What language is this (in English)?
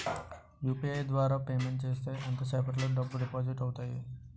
Telugu